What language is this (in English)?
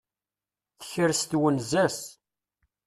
Kabyle